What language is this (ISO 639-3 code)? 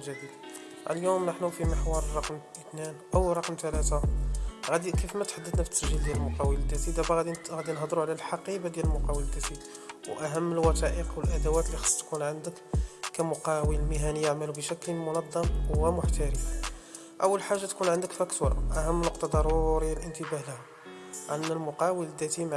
ara